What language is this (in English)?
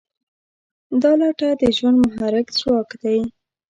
Pashto